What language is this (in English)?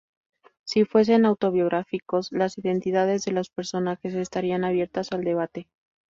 Spanish